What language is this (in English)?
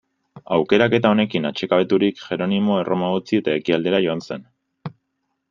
Basque